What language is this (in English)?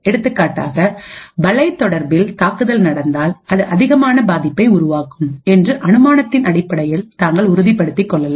Tamil